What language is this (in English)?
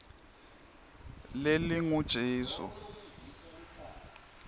Swati